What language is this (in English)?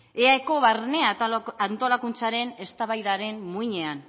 Basque